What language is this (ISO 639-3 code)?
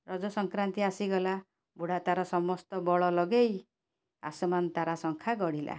ori